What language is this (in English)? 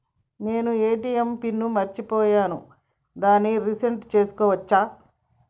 Telugu